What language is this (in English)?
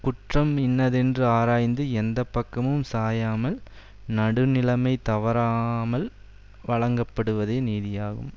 Tamil